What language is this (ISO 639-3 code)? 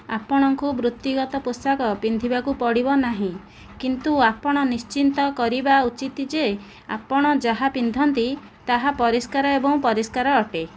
ori